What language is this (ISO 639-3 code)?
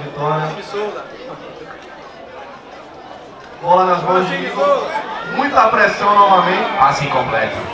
por